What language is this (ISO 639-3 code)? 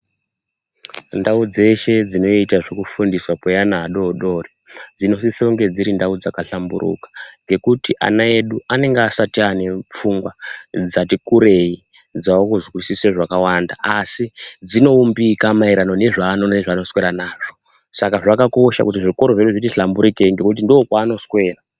ndc